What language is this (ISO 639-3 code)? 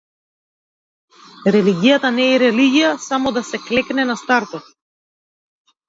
mkd